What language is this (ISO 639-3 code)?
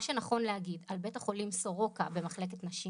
heb